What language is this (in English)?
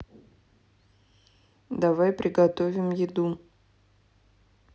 Russian